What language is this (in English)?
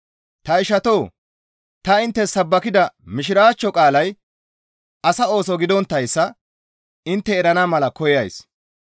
Gamo